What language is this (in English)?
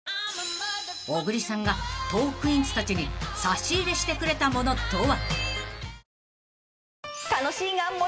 Japanese